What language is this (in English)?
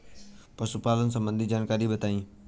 Bhojpuri